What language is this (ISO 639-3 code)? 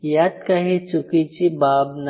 mar